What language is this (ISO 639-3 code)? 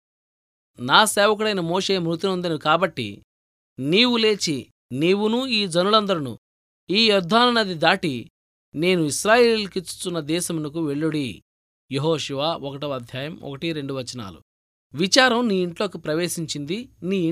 tel